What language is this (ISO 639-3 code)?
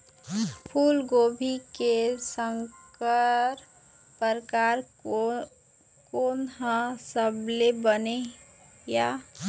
hne